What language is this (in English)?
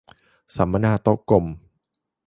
Thai